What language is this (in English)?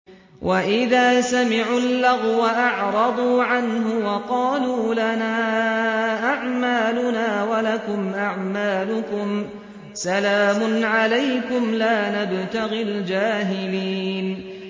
Arabic